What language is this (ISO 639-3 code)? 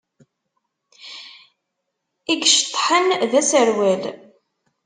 kab